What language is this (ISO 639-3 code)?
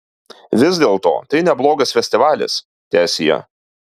lit